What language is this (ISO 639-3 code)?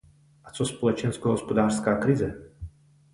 ces